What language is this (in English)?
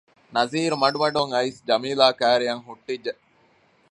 Divehi